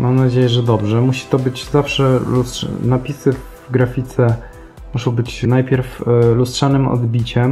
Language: Polish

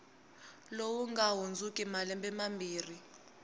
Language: Tsonga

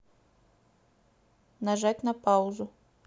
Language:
Russian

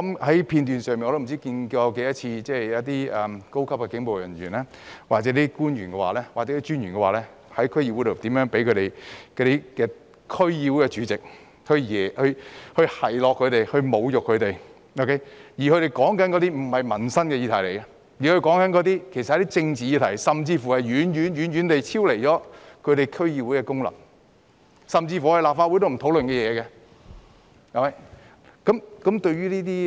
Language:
Cantonese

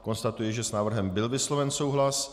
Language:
Czech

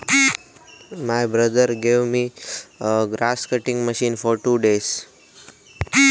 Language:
Marathi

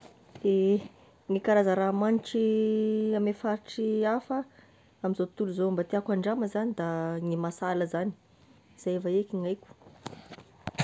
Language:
Tesaka Malagasy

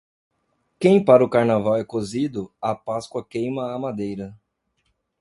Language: Portuguese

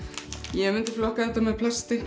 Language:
Icelandic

